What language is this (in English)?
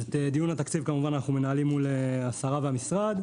Hebrew